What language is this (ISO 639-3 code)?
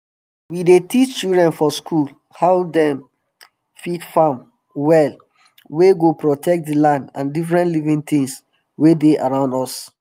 pcm